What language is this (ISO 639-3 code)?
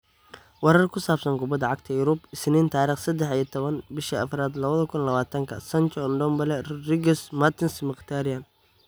som